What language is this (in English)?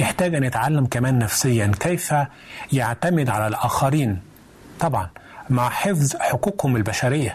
Arabic